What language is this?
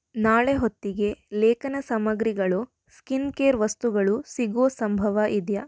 Kannada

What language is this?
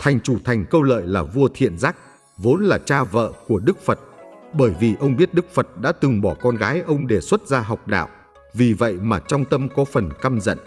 Vietnamese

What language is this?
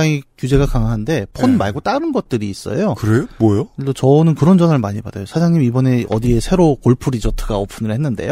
Korean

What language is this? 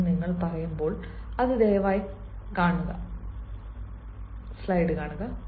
Malayalam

